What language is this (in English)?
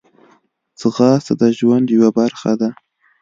Pashto